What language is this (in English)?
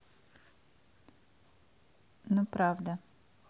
Russian